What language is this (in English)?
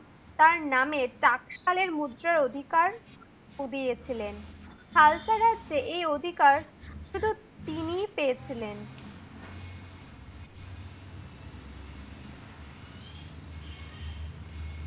Bangla